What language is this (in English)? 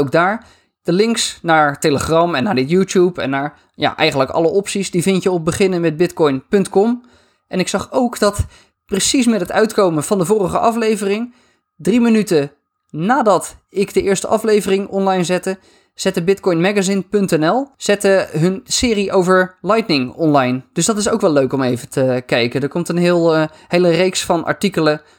Dutch